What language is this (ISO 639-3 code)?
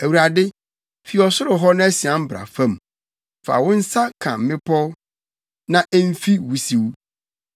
aka